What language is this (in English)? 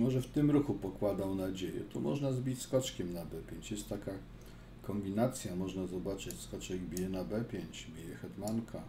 Polish